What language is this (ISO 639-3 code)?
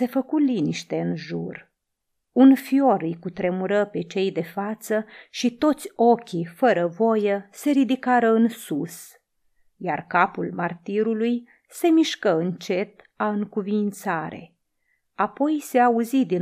ron